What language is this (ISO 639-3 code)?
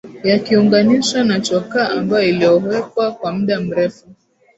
swa